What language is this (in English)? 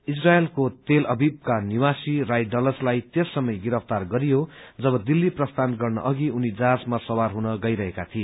Nepali